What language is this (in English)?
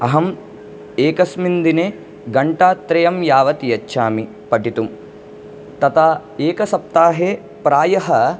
Sanskrit